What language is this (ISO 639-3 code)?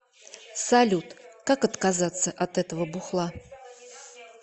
rus